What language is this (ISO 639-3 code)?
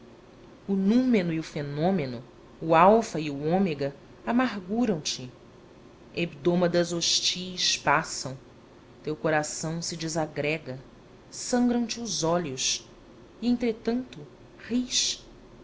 por